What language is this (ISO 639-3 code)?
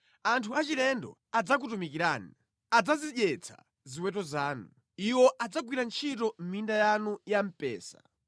nya